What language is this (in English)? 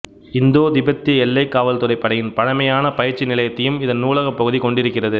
Tamil